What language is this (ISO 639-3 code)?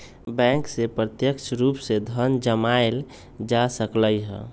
mag